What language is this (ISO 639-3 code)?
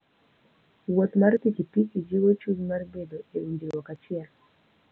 luo